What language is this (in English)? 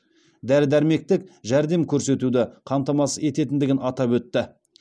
Kazakh